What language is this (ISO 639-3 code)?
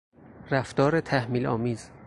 fas